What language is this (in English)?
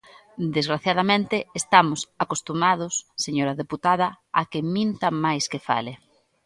Galician